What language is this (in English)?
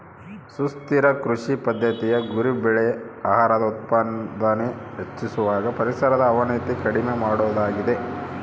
Kannada